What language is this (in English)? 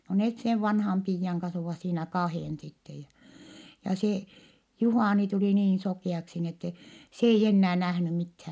Finnish